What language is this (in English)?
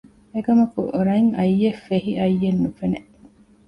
Divehi